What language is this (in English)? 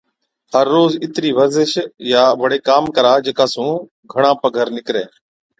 Od